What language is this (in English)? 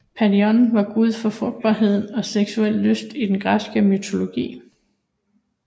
Danish